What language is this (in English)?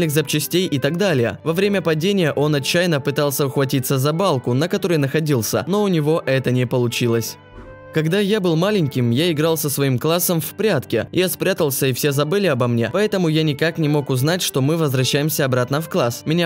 Russian